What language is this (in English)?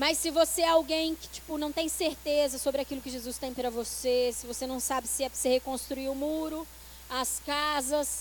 Portuguese